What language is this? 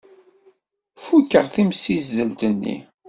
Kabyle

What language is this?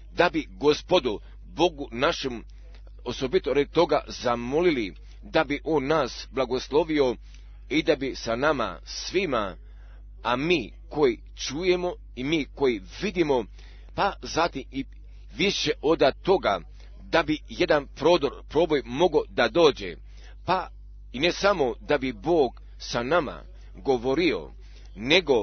Croatian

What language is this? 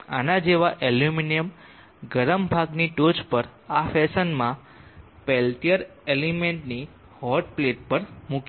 Gujarati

